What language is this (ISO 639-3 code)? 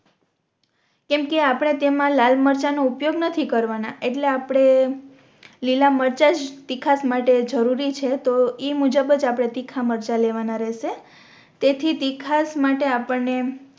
guj